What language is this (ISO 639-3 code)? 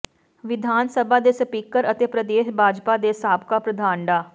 pan